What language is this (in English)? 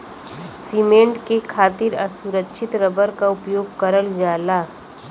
Bhojpuri